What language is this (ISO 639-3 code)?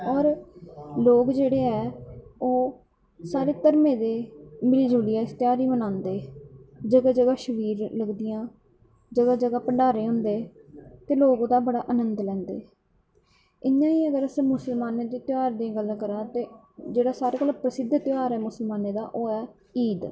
doi